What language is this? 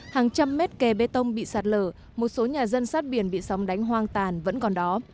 Vietnamese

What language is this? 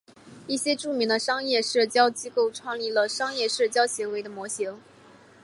Chinese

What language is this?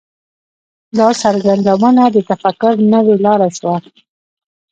Pashto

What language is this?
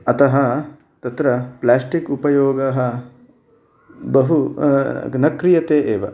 Sanskrit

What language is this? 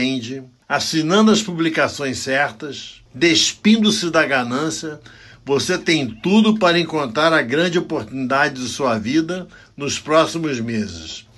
Portuguese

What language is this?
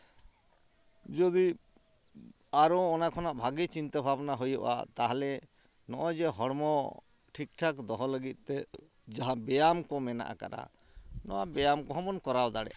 Santali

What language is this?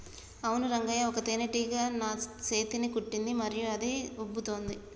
Telugu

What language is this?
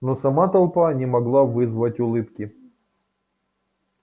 Russian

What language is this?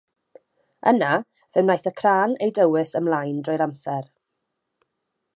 Welsh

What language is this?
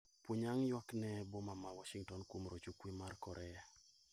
Luo (Kenya and Tanzania)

